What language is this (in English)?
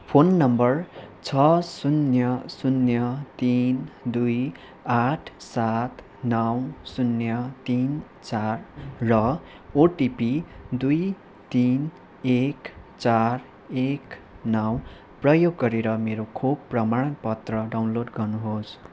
Nepali